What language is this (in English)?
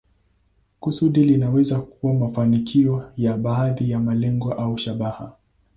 Swahili